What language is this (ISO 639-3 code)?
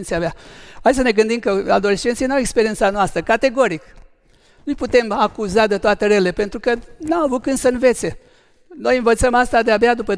ron